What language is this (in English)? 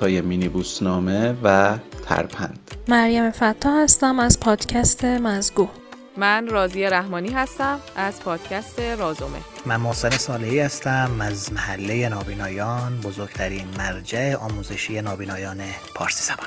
Persian